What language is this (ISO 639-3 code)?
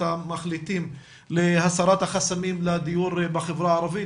heb